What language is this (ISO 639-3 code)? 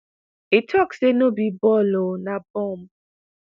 pcm